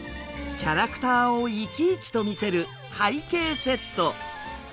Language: Japanese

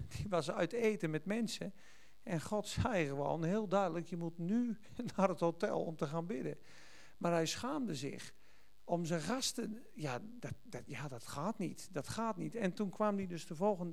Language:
Dutch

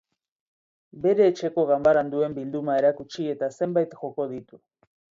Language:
Basque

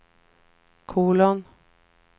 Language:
Swedish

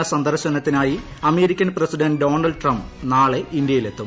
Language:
Malayalam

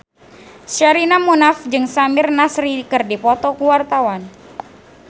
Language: Sundanese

